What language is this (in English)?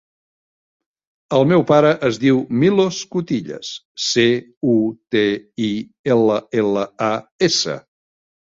Catalan